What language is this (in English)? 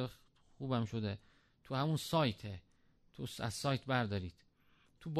Persian